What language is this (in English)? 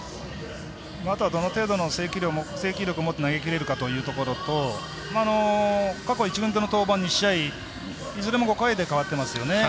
Japanese